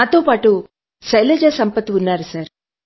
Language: Telugu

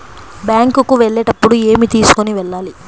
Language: Telugu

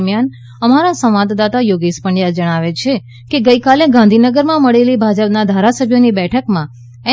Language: Gujarati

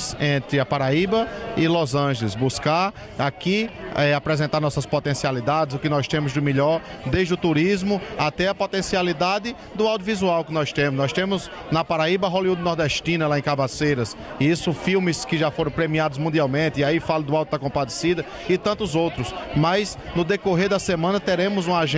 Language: Portuguese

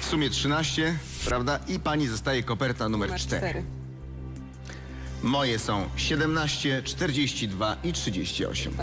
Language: Polish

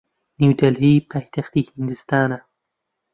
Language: Central Kurdish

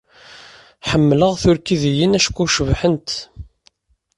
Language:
Kabyle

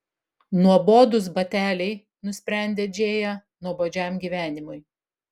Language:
Lithuanian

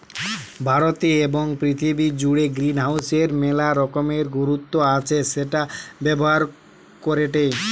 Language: Bangla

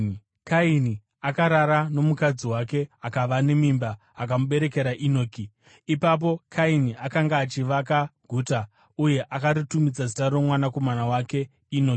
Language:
Shona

